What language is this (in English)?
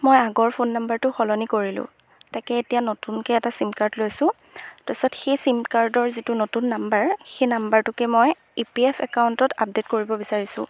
Assamese